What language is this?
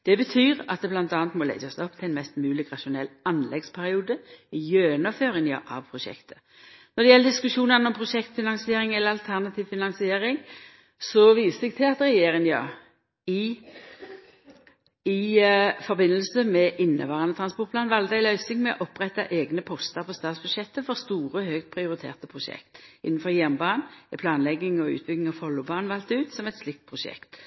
Norwegian Nynorsk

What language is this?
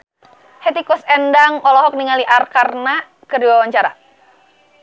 Sundanese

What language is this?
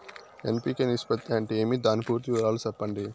Telugu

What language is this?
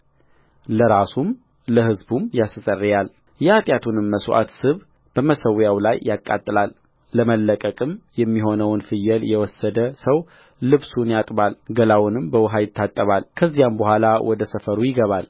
Amharic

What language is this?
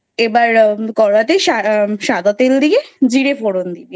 Bangla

